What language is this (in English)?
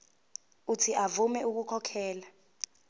Zulu